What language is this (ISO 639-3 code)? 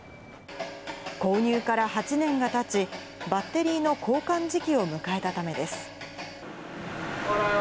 jpn